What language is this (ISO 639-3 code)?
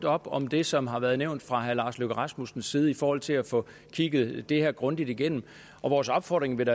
dan